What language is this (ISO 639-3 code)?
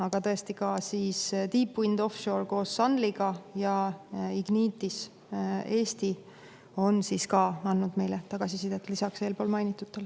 est